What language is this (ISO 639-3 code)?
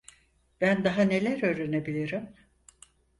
tur